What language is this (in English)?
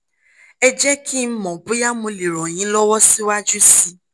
Yoruba